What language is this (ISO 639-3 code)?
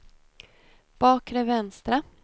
swe